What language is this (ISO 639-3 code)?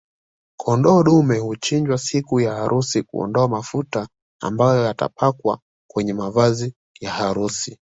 swa